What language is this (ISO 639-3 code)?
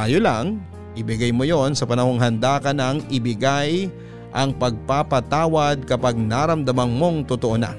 fil